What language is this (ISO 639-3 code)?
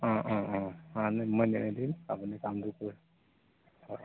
asm